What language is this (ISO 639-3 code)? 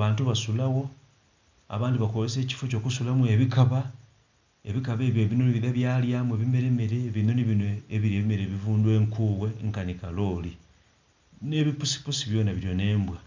xog